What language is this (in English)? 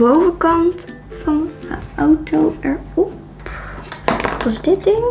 Dutch